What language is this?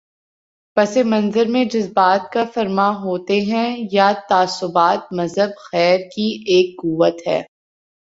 Urdu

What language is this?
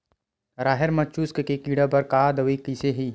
Chhattisgarhi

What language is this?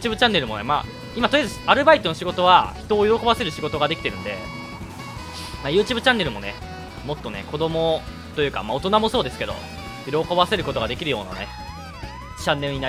Japanese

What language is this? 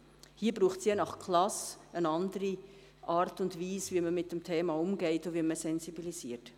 Swiss German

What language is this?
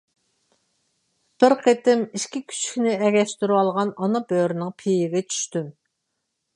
Uyghur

